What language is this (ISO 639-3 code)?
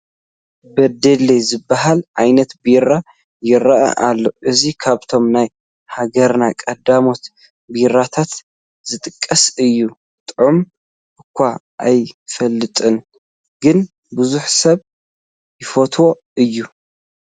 tir